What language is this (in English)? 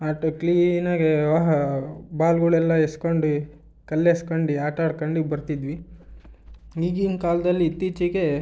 Kannada